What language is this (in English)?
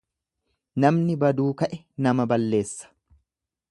Oromo